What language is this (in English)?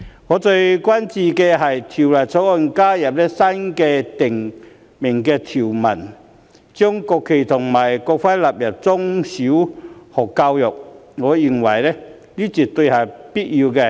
Cantonese